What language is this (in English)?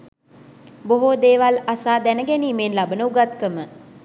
Sinhala